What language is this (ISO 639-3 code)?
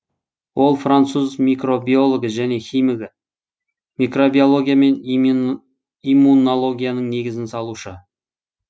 kaz